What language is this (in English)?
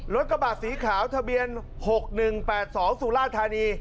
Thai